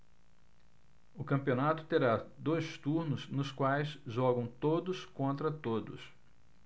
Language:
Portuguese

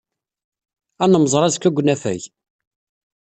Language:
Kabyle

